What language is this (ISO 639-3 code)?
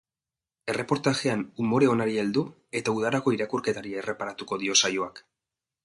eus